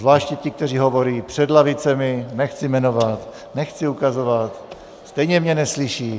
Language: Czech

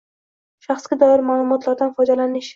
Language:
Uzbek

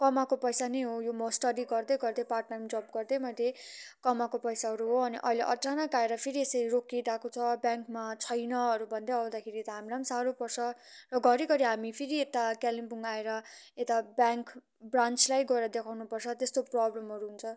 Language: Nepali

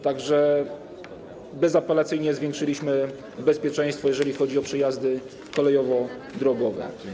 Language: Polish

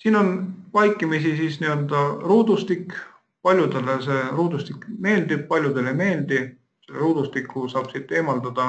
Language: Finnish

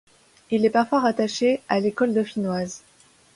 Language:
French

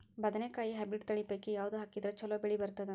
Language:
Kannada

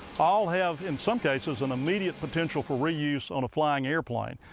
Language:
English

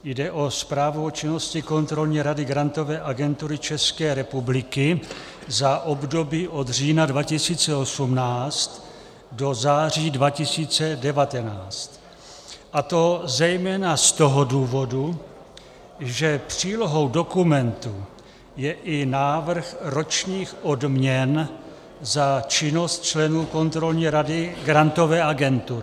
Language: Czech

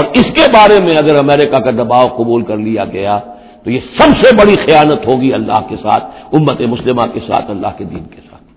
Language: Urdu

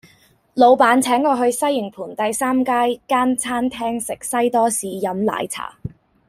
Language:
Cantonese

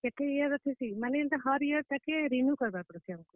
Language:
Odia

